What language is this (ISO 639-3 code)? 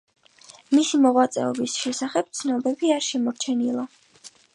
kat